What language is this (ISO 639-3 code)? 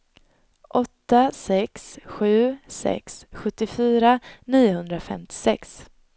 swe